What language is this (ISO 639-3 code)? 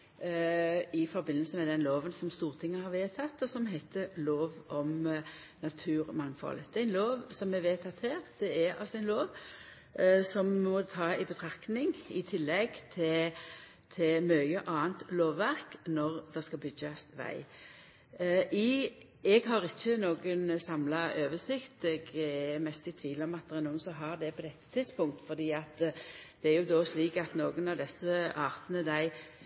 nno